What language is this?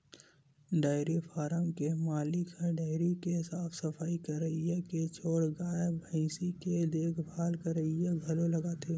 Chhattisgarhi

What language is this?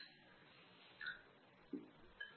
Kannada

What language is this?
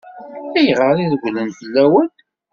Kabyle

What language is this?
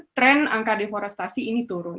Indonesian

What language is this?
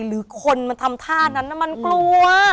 Thai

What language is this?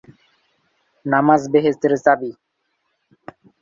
Bangla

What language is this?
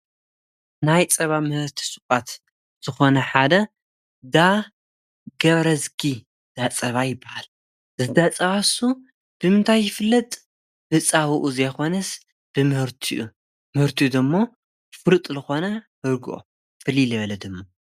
Tigrinya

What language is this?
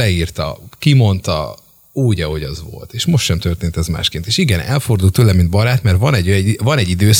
Hungarian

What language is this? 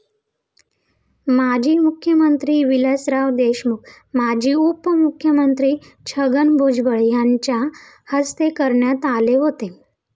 Marathi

